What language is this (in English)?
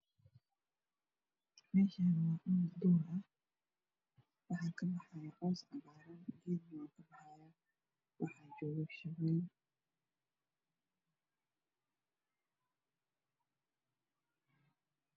Somali